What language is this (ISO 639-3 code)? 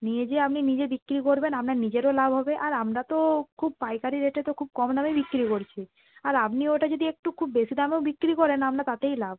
ben